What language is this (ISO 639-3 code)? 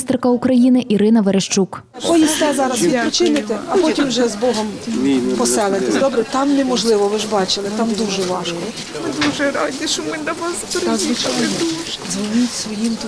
ukr